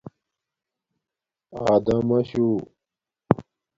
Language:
Domaaki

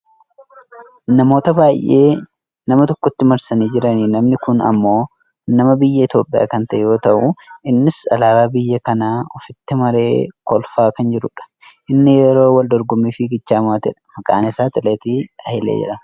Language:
Oromo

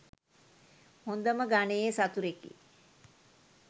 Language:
Sinhala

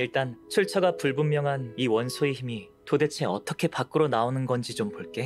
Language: Korean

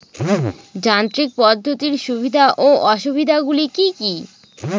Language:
Bangla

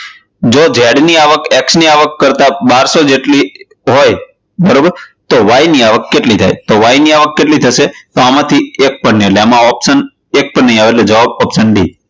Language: Gujarati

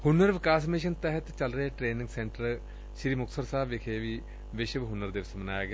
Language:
Punjabi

